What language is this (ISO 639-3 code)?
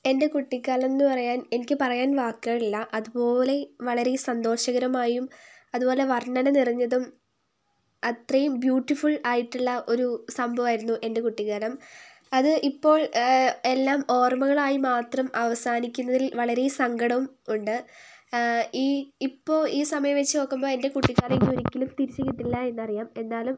mal